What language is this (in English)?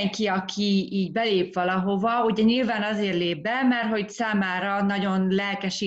Hungarian